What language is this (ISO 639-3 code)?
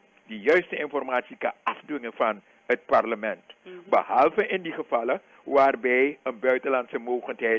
nld